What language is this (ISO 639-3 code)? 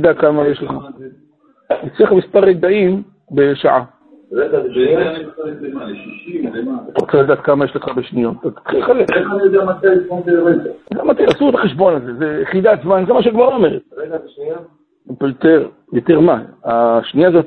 heb